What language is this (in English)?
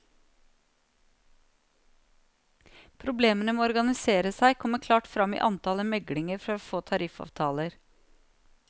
Norwegian